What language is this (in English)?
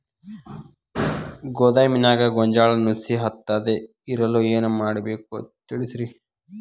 Kannada